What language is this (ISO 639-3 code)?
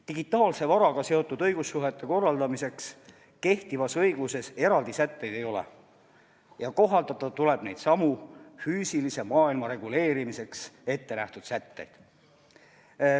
est